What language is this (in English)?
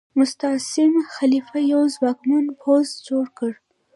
Pashto